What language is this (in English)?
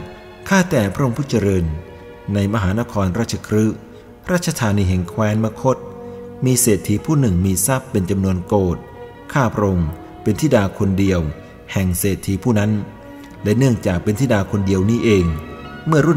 Thai